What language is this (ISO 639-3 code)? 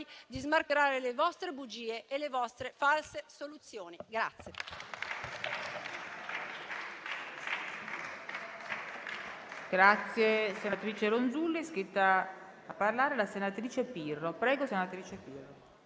ita